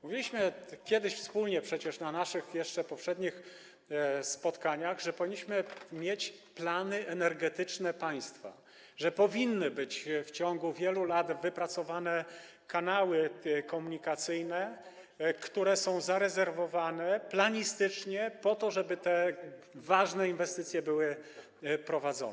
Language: Polish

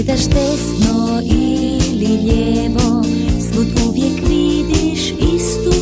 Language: Romanian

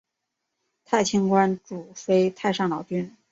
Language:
Chinese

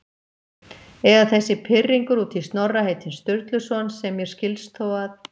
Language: Icelandic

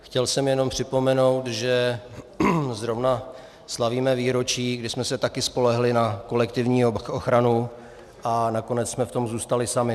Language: Czech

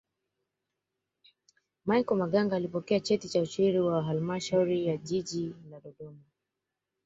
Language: Swahili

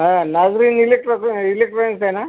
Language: Marathi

